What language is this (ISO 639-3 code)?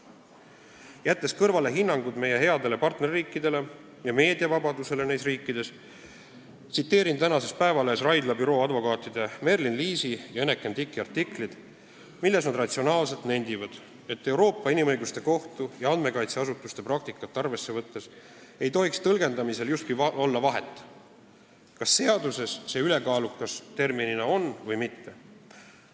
est